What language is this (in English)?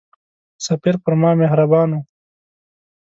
Pashto